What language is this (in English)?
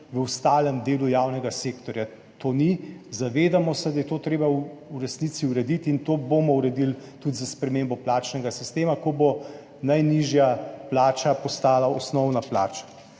Slovenian